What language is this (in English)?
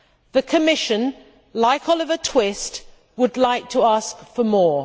English